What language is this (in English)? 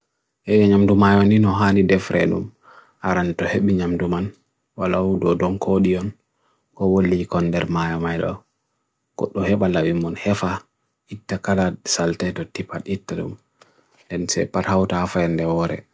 Bagirmi Fulfulde